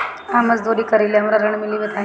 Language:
Bhojpuri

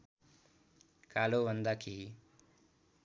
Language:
Nepali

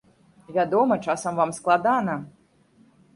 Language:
Belarusian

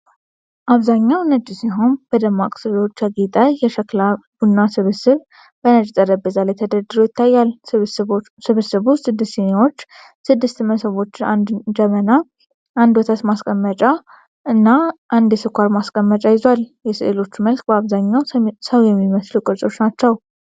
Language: Amharic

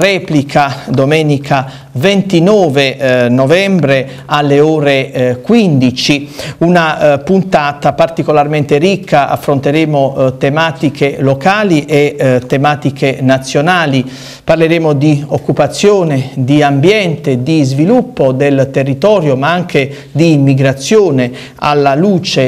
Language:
Italian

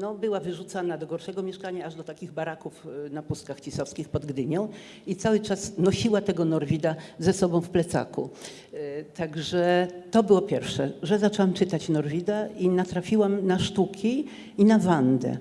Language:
Polish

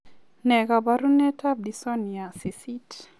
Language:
Kalenjin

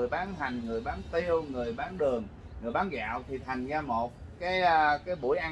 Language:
Vietnamese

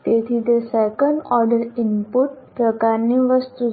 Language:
Gujarati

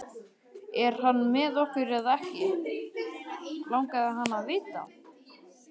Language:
Icelandic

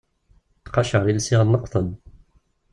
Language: Kabyle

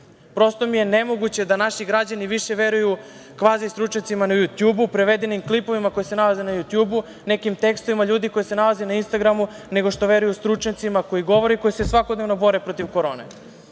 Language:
Serbian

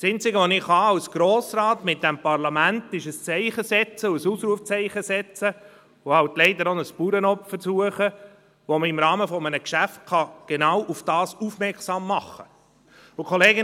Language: Swiss German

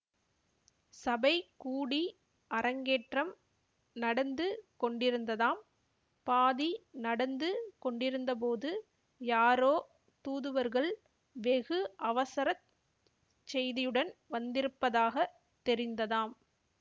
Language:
Tamil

